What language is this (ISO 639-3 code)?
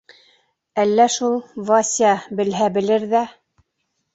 bak